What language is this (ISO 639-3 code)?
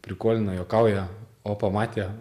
lit